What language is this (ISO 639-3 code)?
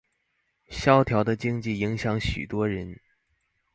zho